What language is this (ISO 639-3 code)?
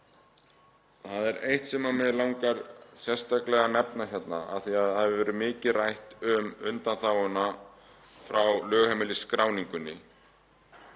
isl